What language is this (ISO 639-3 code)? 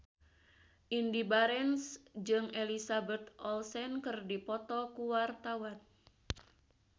sun